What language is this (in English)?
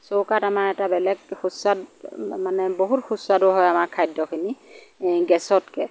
Assamese